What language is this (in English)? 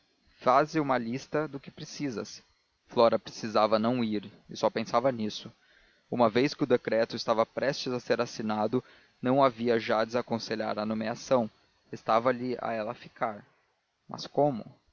Portuguese